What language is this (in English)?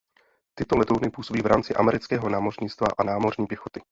Czech